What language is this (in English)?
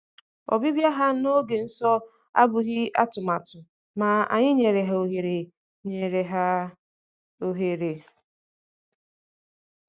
Igbo